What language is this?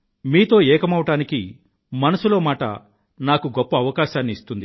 Telugu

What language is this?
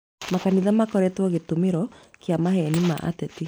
Kikuyu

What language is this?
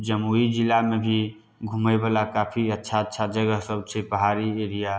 Maithili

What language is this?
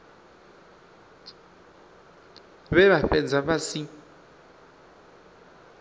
Venda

